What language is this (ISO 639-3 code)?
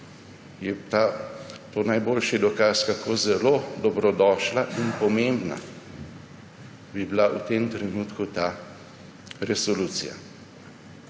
slv